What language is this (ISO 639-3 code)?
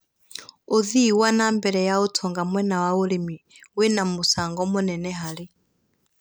kik